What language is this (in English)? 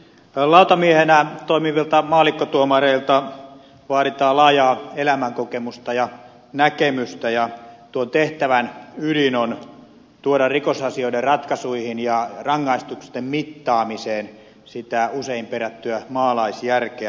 Finnish